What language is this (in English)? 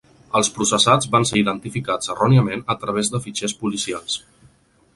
Catalan